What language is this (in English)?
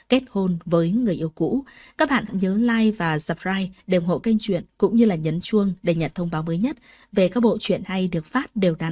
Vietnamese